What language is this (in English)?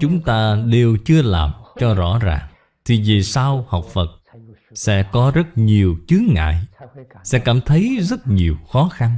Vietnamese